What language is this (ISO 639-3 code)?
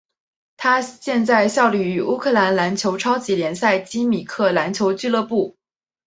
zho